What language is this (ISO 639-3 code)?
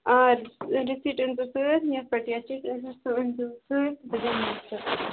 kas